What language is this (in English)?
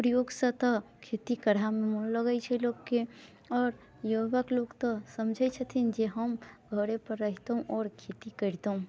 Maithili